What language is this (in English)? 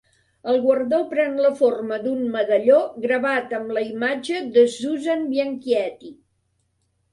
Catalan